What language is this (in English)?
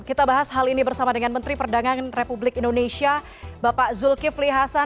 Indonesian